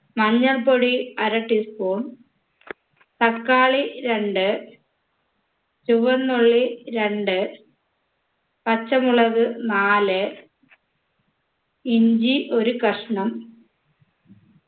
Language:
Malayalam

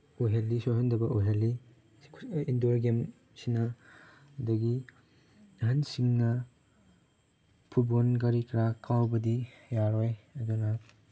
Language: Manipuri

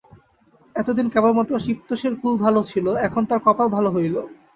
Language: Bangla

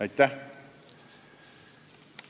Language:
Estonian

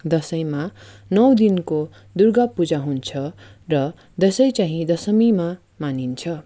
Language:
Nepali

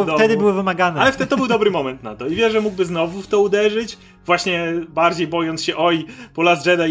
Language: Polish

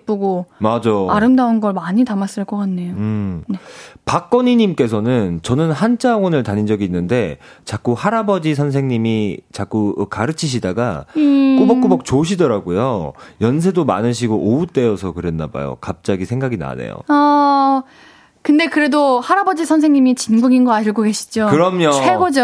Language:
Korean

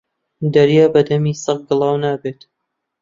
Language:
Central Kurdish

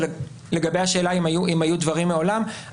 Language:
Hebrew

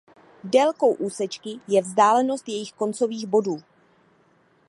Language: Czech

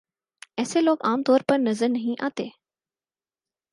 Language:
Urdu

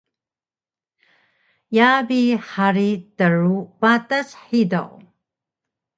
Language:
Taroko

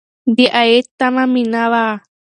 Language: Pashto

